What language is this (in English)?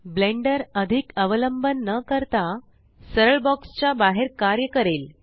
Marathi